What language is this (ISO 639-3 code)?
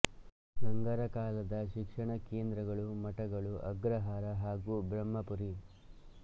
kan